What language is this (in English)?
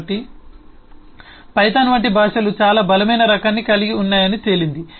Telugu